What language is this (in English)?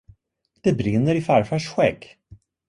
Swedish